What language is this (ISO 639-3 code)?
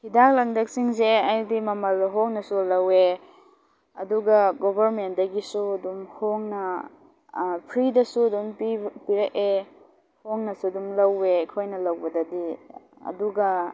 mni